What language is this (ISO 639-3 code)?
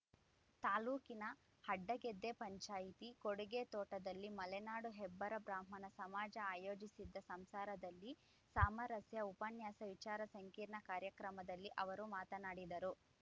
kan